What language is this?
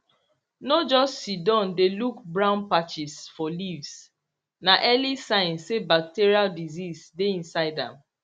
Nigerian Pidgin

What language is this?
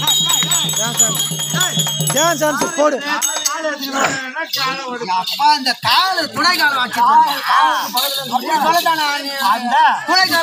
Arabic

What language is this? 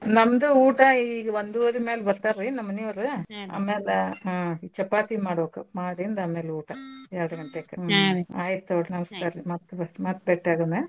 Kannada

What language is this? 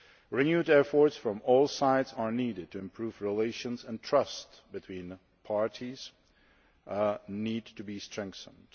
English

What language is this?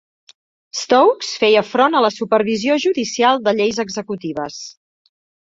Catalan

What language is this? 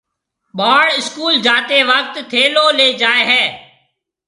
Marwari (Pakistan)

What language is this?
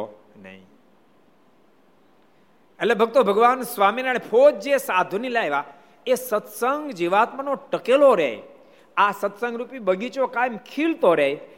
Gujarati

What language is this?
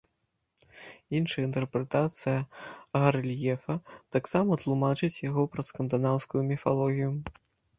Belarusian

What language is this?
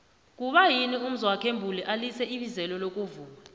South Ndebele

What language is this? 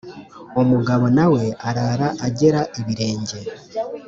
Kinyarwanda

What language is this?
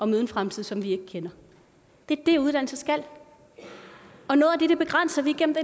Danish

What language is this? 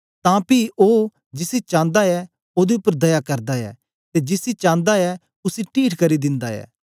Dogri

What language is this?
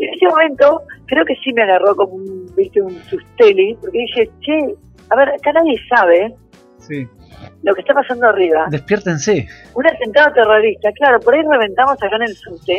Spanish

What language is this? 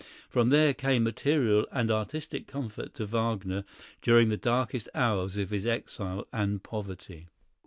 English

